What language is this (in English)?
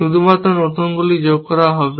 Bangla